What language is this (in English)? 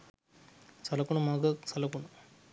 Sinhala